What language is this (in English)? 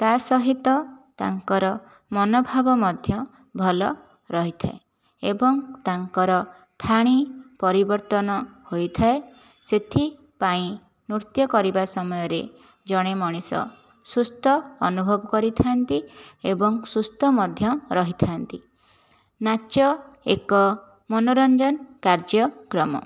Odia